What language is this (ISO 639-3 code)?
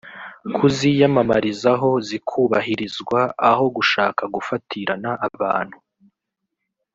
kin